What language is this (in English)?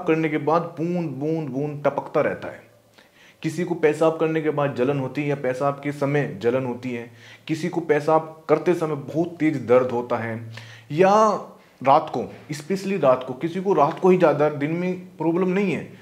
Hindi